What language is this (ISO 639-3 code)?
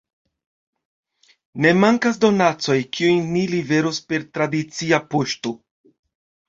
epo